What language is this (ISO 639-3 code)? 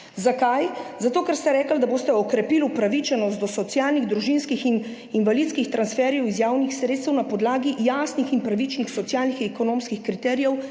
slv